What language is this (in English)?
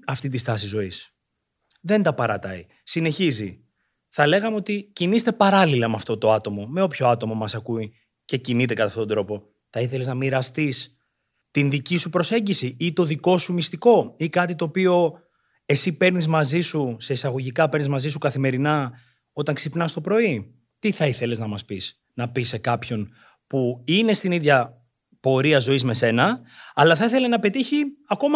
Greek